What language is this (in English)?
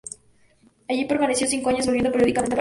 Spanish